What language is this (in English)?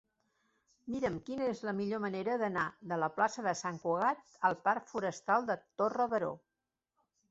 Catalan